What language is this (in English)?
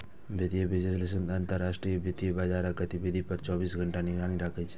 Maithili